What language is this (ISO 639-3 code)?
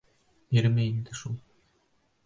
bak